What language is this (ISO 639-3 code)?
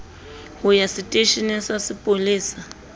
sot